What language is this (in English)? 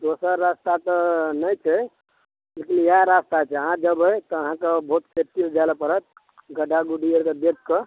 Maithili